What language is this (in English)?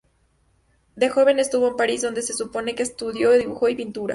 Spanish